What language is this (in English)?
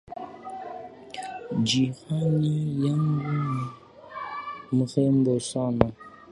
Swahili